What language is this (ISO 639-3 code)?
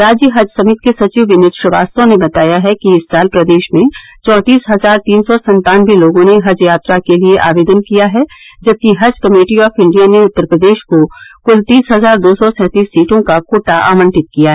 hin